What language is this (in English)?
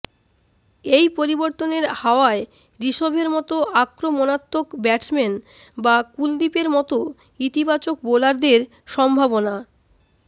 Bangla